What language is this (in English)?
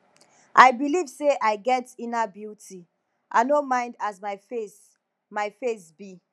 Nigerian Pidgin